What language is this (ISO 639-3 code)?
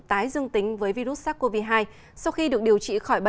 vie